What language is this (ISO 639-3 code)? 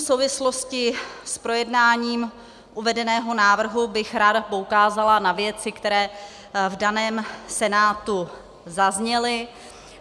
ces